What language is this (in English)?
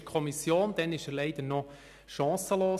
Swiss German